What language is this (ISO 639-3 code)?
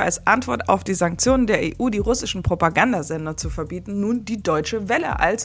deu